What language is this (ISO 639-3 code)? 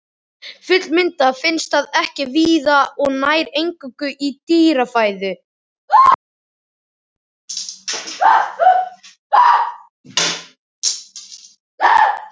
isl